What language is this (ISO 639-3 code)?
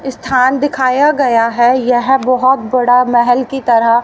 hin